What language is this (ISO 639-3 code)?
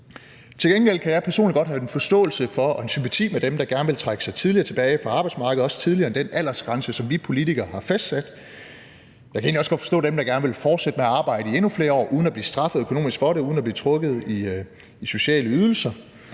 dan